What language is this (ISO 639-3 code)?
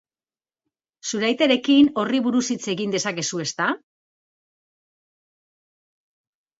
eus